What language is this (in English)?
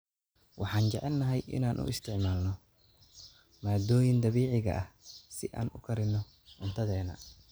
Somali